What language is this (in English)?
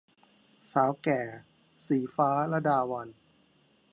Thai